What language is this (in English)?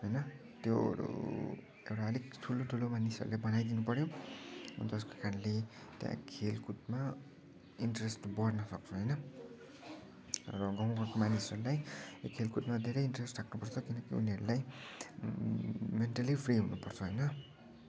Nepali